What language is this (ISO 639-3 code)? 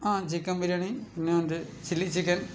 mal